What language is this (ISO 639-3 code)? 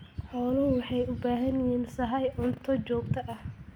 som